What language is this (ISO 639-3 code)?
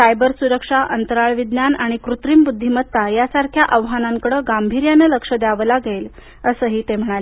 mar